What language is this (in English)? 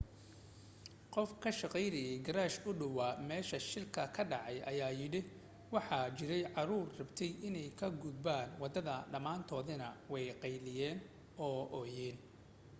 Somali